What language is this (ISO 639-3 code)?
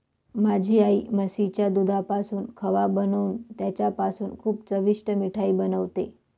mar